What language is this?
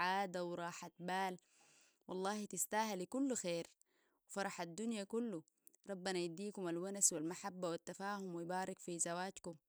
Sudanese Arabic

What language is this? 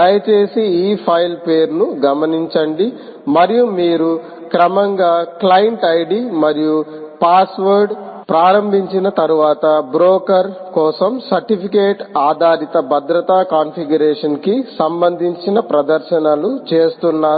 Telugu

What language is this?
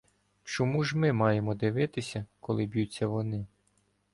Ukrainian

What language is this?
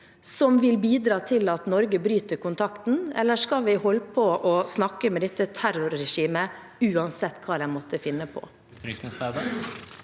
Norwegian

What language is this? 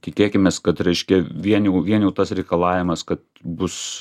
Lithuanian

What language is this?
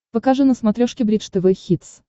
Russian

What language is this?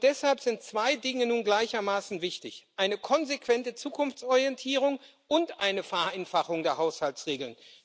German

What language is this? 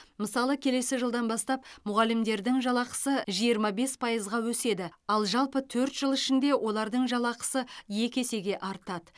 Kazakh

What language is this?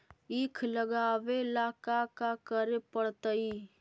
Magahi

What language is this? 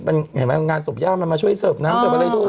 Thai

